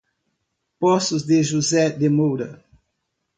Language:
Portuguese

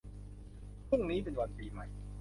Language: Thai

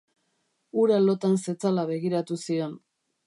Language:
Basque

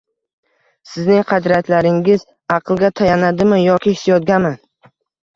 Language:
Uzbek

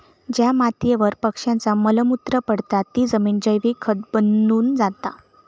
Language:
Marathi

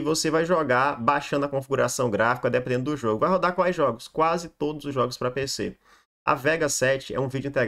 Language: Portuguese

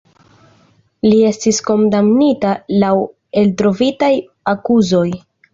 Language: Esperanto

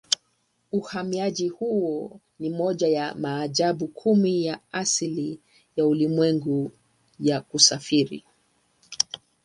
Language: Swahili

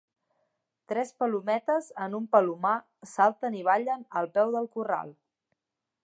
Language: Catalan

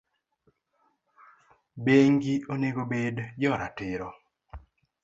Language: Luo (Kenya and Tanzania)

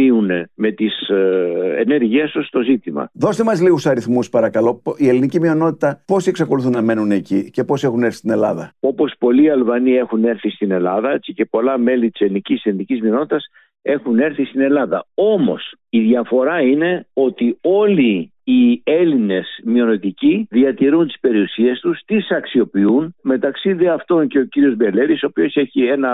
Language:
Greek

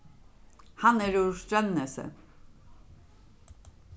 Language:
Faroese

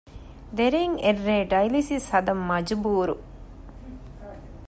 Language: Divehi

